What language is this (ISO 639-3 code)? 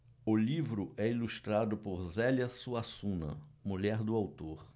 por